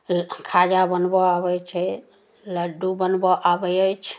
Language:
Maithili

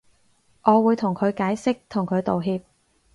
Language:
Cantonese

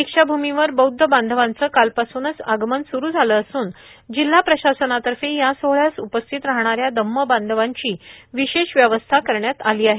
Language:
Marathi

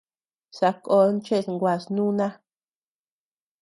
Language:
Tepeuxila Cuicatec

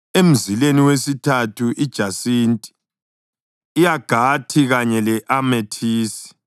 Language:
North Ndebele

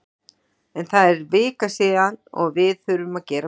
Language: Icelandic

